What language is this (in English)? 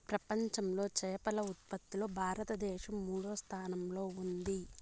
Telugu